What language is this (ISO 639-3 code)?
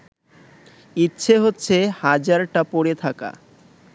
ben